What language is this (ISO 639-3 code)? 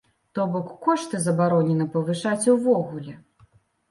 bel